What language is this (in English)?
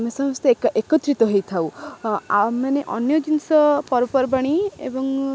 Odia